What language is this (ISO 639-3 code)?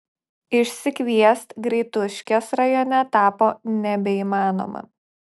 lit